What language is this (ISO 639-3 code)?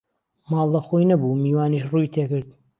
ckb